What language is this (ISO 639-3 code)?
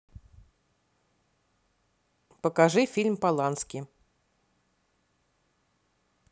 rus